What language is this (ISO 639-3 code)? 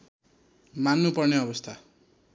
nep